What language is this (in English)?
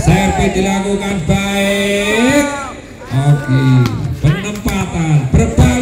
Indonesian